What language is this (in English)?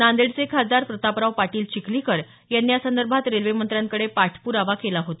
Marathi